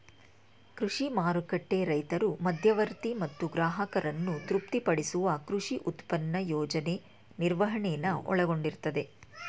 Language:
Kannada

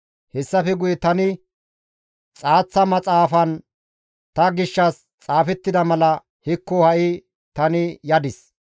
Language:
Gamo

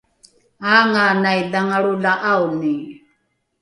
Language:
Rukai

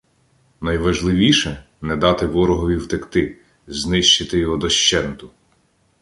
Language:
Ukrainian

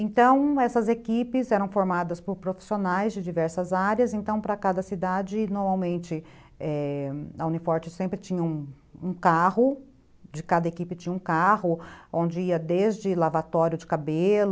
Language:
Portuguese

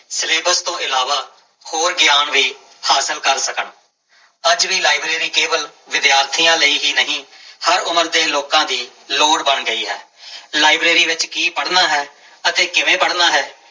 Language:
Punjabi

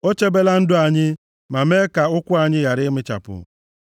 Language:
Igbo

